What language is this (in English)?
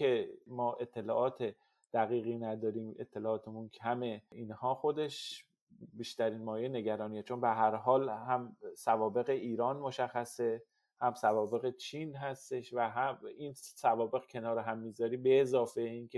Persian